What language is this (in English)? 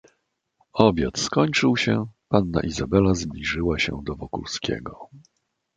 Polish